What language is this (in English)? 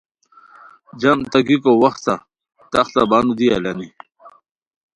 Khowar